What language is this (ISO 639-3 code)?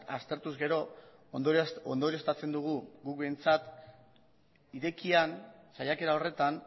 eus